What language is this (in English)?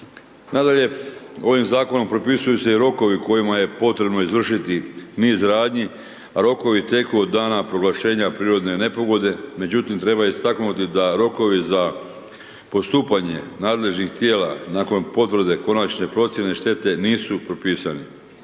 Croatian